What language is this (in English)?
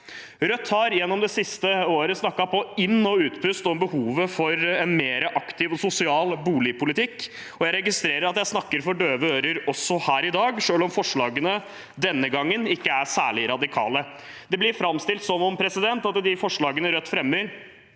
Norwegian